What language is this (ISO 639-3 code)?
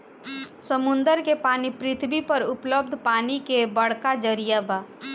bho